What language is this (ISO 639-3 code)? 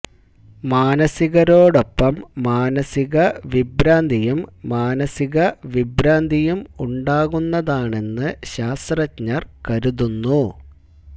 mal